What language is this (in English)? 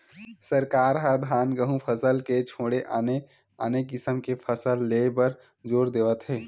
Chhattisgarhi